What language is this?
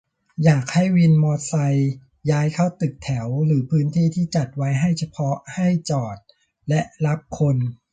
Thai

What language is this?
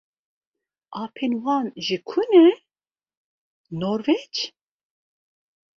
Kurdish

